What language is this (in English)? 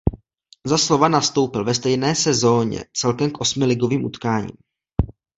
Czech